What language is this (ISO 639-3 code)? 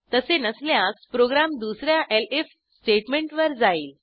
mar